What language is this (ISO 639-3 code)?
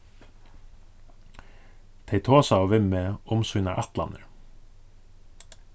fao